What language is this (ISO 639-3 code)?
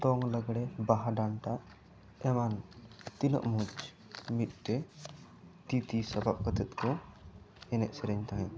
sat